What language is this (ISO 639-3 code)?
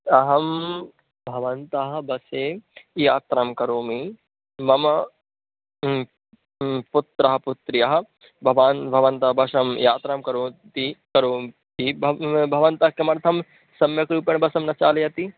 san